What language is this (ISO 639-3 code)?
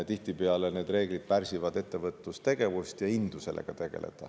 est